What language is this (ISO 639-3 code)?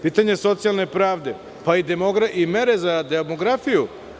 srp